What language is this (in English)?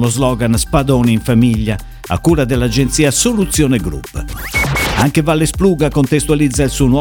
Italian